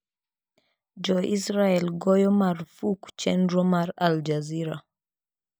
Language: Luo (Kenya and Tanzania)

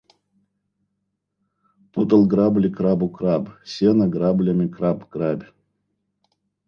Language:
Russian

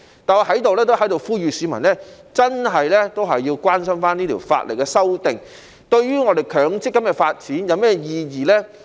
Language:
Cantonese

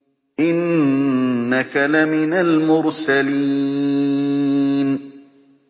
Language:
Arabic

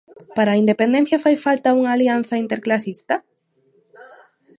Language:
Galician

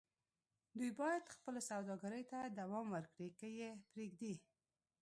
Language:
Pashto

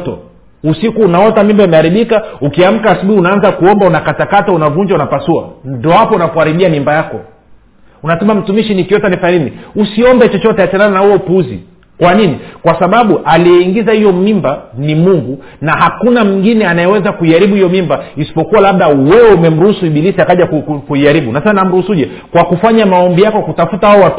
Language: Swahili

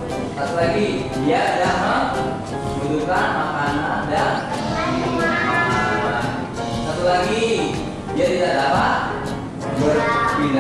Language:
Indonesian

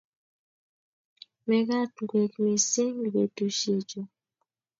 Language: Kalenjin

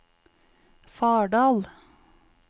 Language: Norwegian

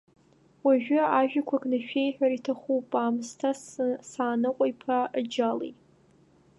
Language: Abkhazian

